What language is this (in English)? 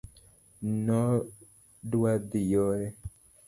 Luo (Kenya and Tanzania)